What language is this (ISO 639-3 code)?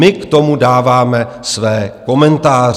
ces